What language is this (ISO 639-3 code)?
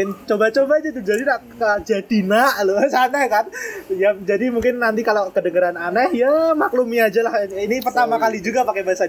ind